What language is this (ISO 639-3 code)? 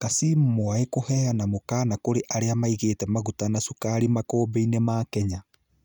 kik